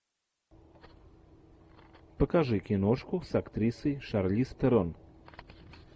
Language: Russian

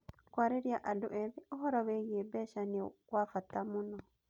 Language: Kikuyu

